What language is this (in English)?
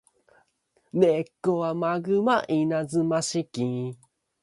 English